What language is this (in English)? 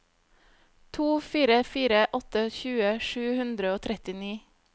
Norwegian